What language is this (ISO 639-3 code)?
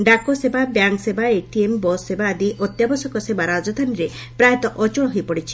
ori